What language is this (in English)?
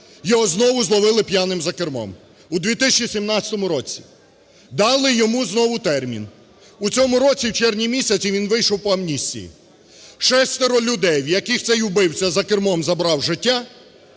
Ukrainian